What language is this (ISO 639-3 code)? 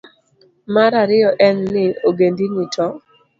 luo